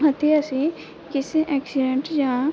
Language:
Punjabi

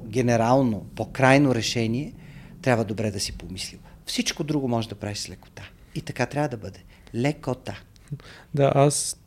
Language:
Bulgarian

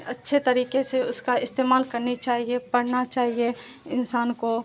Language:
Urdu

